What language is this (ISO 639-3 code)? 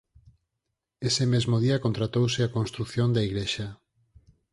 glg